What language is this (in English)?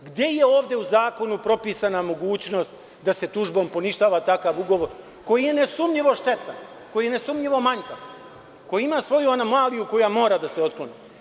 Serbian